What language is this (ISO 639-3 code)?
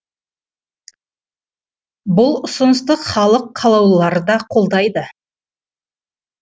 kaz